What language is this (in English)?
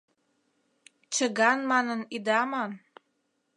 Mari